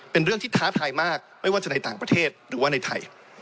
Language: Thai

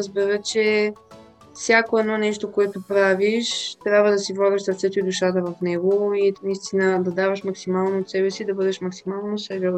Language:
Bulgarian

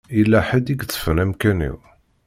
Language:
Kabyle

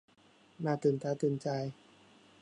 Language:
Thai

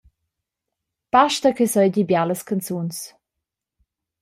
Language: Romansh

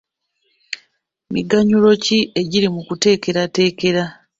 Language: Ganda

